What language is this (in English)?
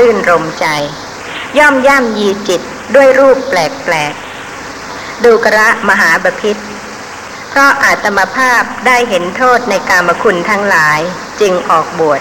Thai